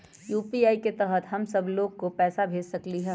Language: Magahi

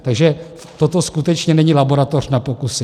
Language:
Czech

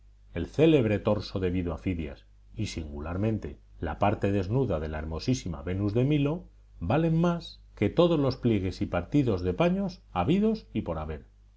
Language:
Spanish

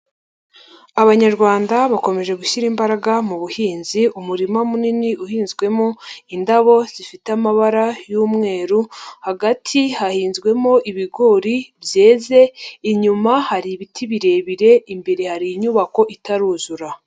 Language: Kinyarwanda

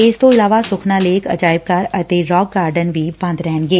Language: Punjabi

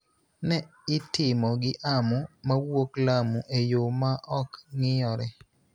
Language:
Luo (Kenya and Tanzania)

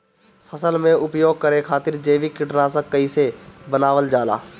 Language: Bhojpuri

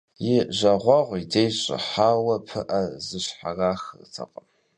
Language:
Kabardian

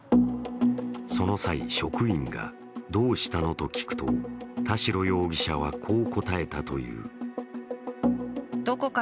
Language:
Japanese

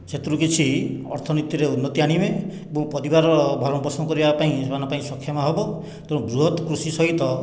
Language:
Odia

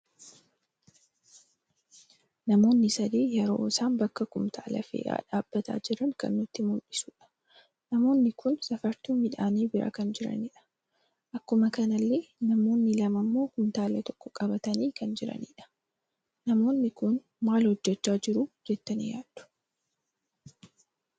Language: Oromo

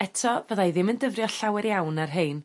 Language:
Welsh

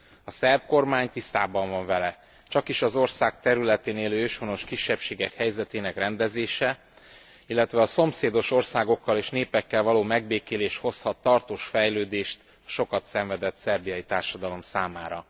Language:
Hungarian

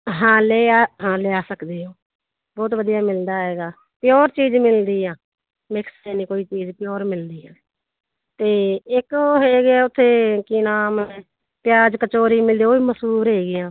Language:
Punjabi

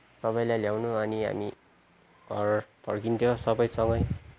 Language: Nepali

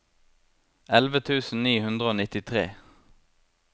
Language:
Norwegian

